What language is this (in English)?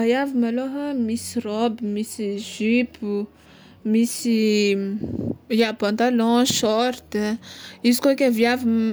Tsimihety Malagasy